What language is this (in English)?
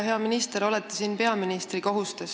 Estonian